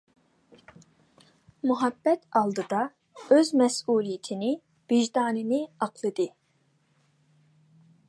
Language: Uyghur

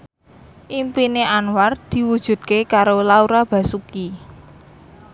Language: Javanese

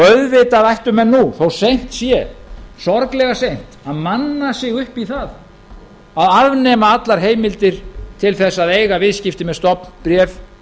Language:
Icelandic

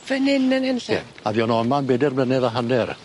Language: Welsh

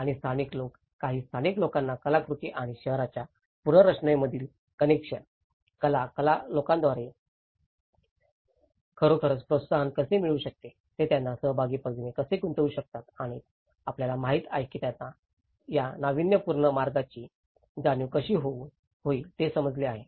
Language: Marathi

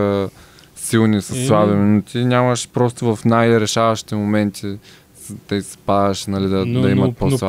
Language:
Bulgarian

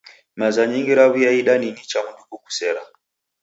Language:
Taita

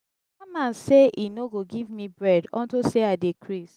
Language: Nigerian Pidgin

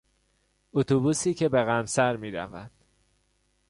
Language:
Persian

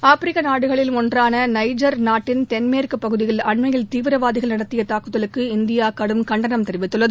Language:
Tamil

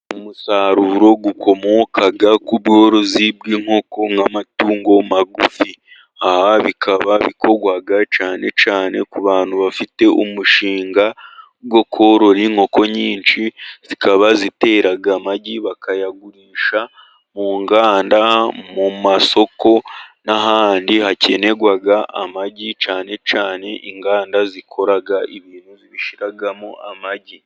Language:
Kinyarwanda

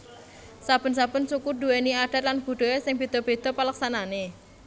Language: Javanese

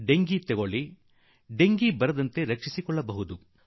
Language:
Kannada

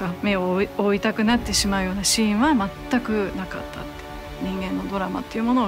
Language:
Japanese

